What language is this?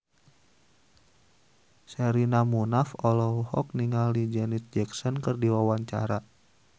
Sundanese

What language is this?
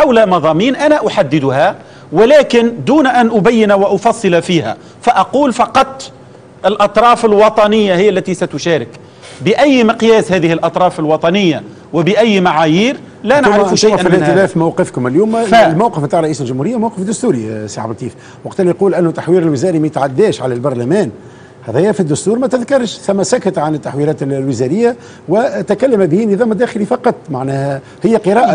Arabic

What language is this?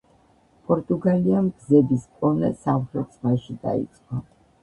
Georgian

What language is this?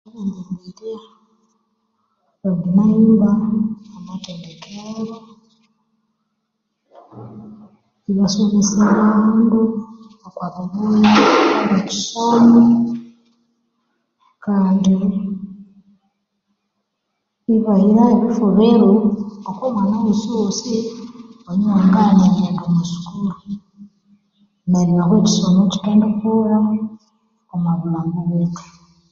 Konzo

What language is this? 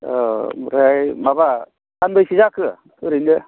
Bodo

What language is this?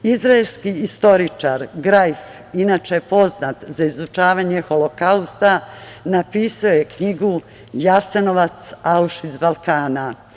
Serbian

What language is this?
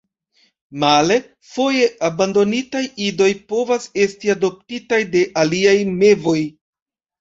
Esperanto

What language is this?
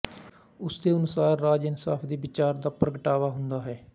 Punjabi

